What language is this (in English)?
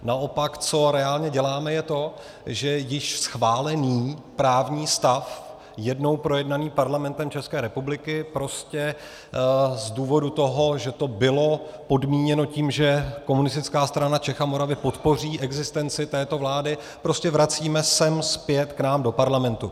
Czech